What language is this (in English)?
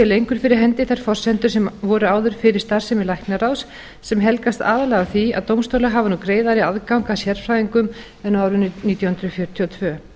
Icelandic